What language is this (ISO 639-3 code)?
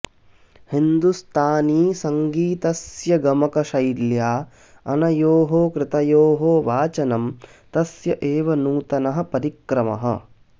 san